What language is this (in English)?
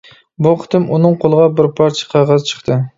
Uyghur